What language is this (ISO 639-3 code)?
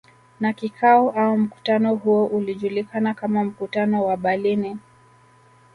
swa